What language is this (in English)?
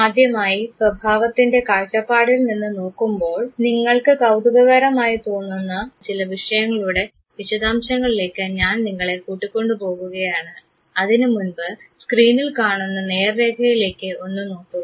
Malayalam